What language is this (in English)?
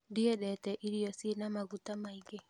Kikuyu